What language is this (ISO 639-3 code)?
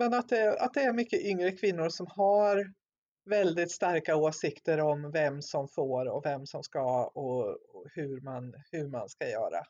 swe